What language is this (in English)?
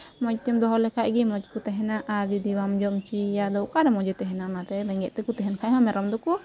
Santali